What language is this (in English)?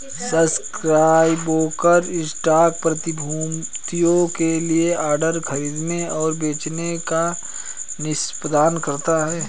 Hindi